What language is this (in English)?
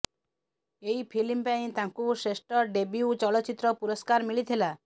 Odia